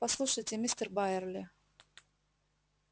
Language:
Russian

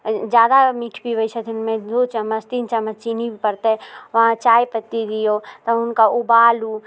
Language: Maithili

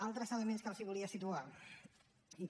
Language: Catalan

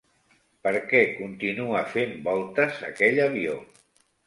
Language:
Catalan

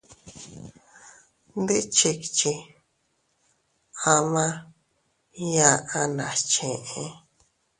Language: Teutila Cuicatec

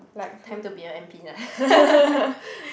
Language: English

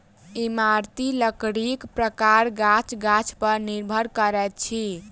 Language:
Maithili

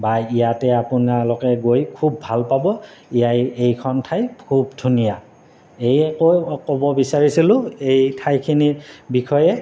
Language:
Assamese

